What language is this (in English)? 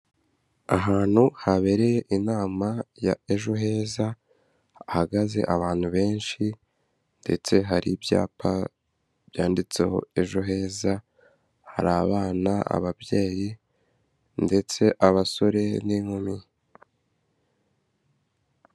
Kinyarwanda